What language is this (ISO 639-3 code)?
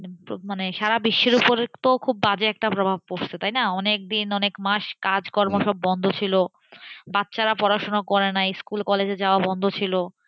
ben